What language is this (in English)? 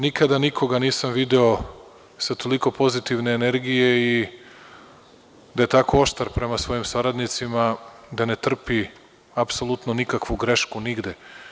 Serbian